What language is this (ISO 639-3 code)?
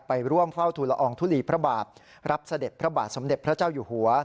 tha